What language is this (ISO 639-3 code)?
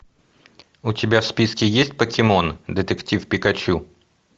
rus